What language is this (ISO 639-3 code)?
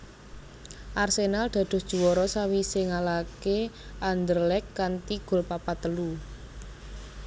jav